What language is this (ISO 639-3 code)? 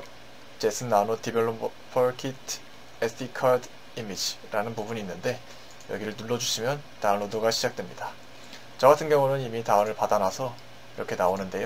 kor